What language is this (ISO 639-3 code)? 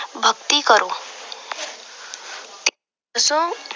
pan